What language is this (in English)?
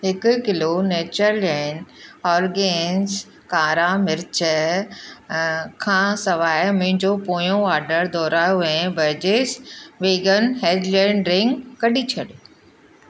Sindhi